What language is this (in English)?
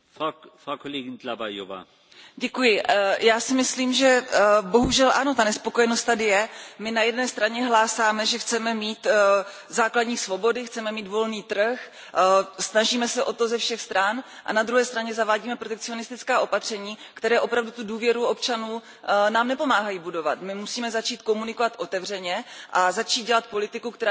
Czech